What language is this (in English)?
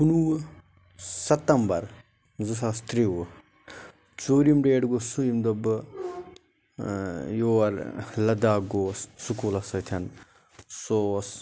Kashmiri